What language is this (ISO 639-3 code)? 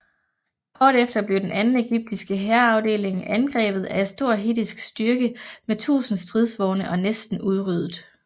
dan